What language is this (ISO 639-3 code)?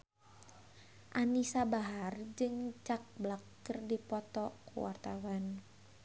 sun